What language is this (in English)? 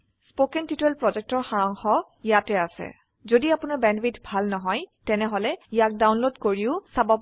Assamese